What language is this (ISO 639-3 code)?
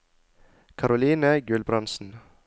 nor